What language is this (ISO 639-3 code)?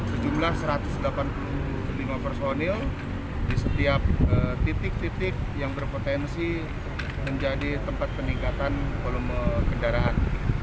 ind